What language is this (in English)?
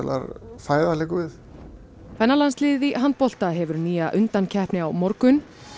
Icelandic